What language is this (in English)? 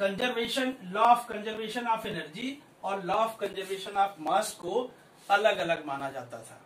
Hindi